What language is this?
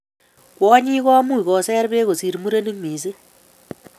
Kalenjin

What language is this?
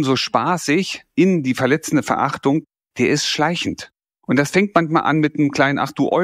German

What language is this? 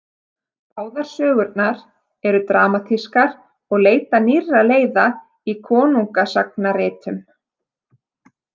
Icelandic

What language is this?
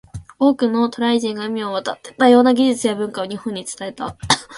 Japanese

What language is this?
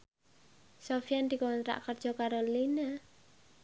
Javanese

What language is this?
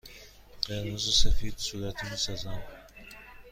Persian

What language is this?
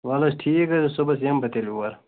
Kashmiri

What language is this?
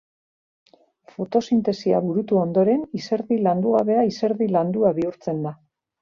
Basque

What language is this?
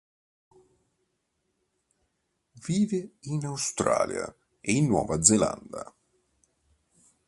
Italian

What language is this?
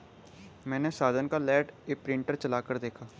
Hindi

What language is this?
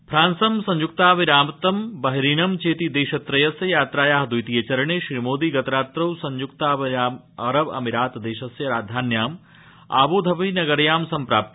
Sanskrit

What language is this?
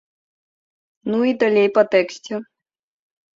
Belarusian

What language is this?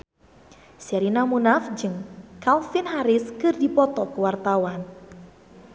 Sundanese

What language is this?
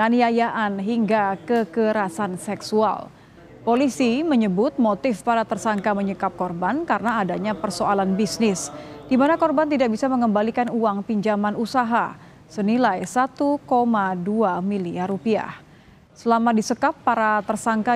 Indonesian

